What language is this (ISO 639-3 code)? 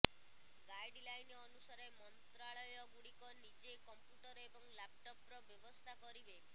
ori